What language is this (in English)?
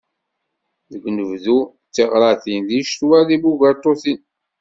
Kabyle